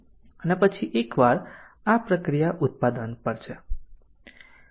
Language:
Gujarati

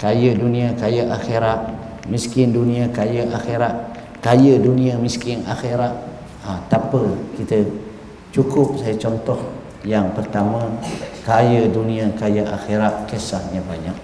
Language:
Malay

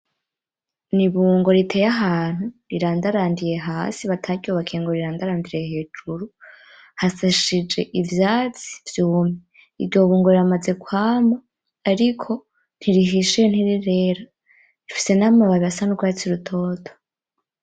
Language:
Rundi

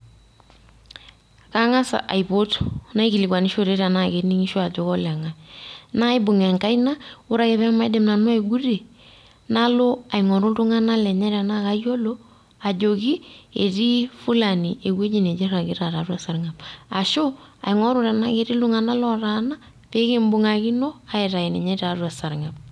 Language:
Masai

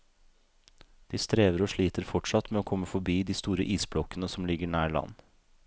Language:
Norwegian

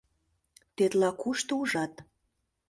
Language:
Mari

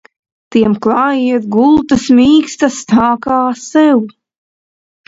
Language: Latvian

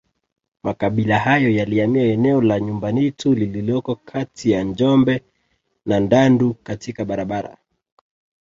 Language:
Swahili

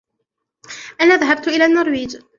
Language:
Arabic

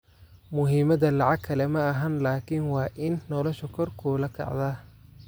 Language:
Somali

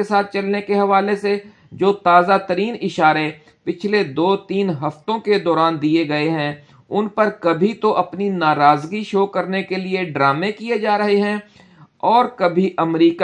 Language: Urdu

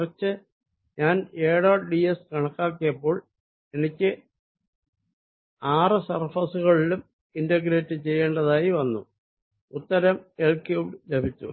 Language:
Malayalam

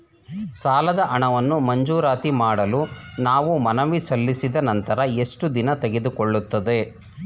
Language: Kannada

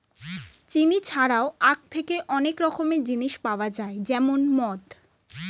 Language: Bangla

